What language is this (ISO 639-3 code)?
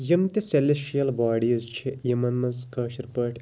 kas